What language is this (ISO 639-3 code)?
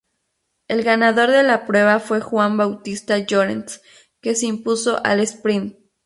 spa